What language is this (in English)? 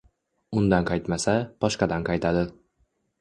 Uzbek